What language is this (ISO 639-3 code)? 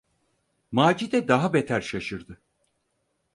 tur